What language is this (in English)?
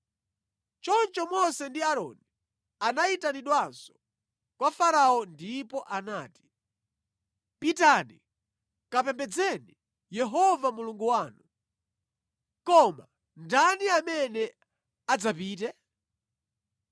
Nyanja